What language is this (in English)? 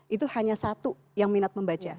Indonesian